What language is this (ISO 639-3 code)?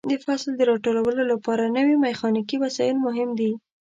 pus